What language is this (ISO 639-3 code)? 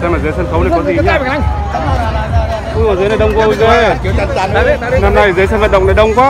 vie